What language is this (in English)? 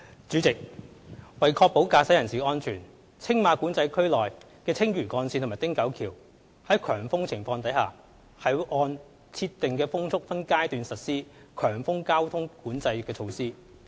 Cantonese